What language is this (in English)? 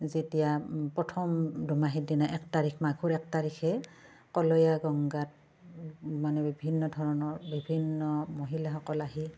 Assamese